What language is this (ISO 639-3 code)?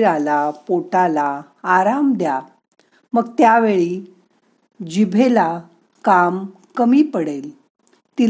mar